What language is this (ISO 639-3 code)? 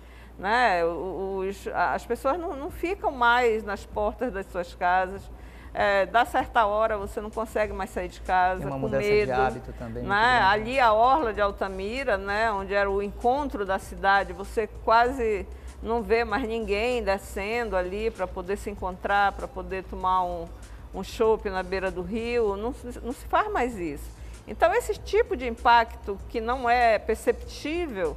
por